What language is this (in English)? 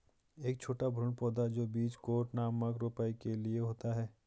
Hindi